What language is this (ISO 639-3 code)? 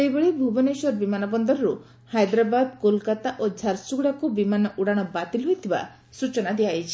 ori